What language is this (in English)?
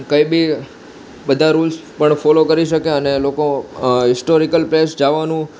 Gujarati